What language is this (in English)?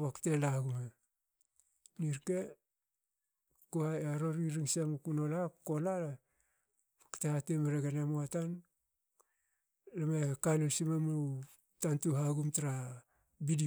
Hakö